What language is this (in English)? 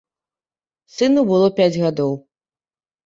Belarusian